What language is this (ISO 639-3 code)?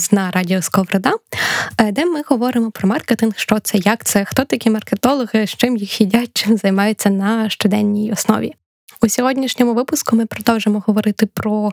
ukr